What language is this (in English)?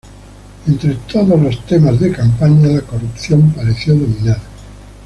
Spanish